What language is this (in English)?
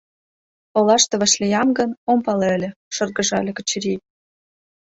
Mari